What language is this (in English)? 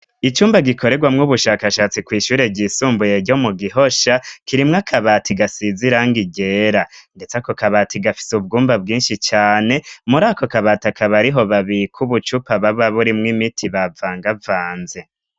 Rundi